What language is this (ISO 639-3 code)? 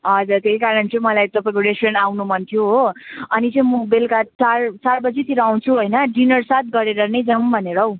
nep